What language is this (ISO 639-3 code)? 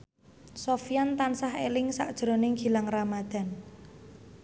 jav